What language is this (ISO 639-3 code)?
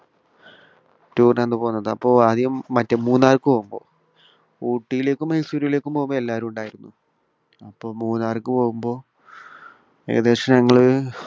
mal